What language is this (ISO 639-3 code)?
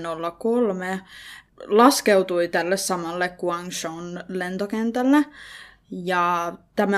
fin